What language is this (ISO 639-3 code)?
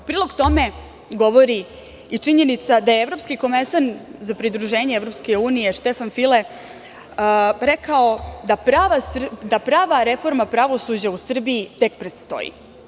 srp